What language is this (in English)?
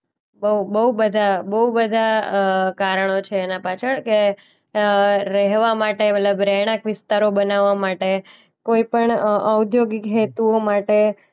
Gujarati